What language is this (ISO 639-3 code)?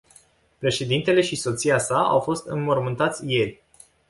ron